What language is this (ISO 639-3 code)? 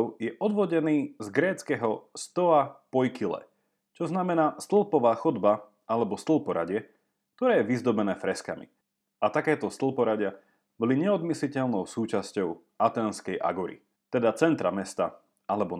slk